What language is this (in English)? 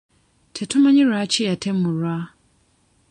Ganda